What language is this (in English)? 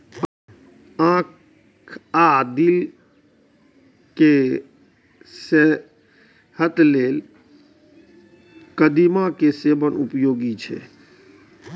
Maithili